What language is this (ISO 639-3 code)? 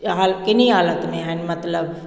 snd